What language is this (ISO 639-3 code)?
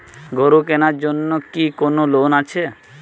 ben